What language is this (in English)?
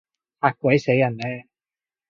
Cantonese